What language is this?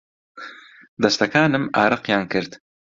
Central Kurdish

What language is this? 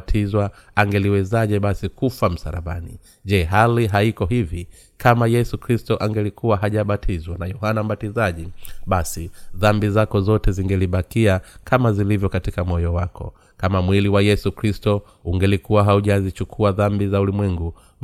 Swahili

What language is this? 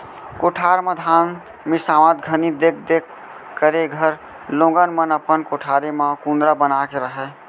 Chhattisgarhi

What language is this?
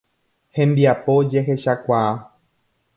Guarani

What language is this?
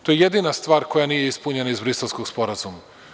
Serbian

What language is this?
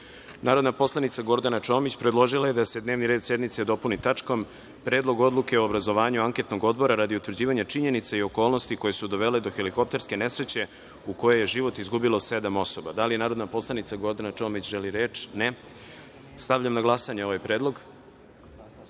Serbian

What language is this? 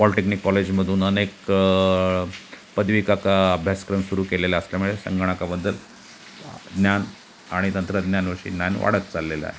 Marathi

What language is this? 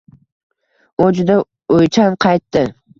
Uzbek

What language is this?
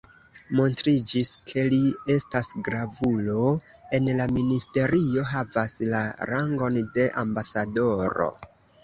Esperanto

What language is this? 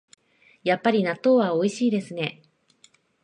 Japanese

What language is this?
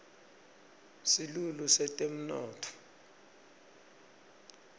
Swati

